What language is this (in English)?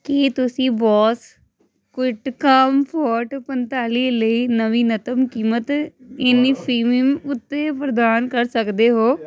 Punjabi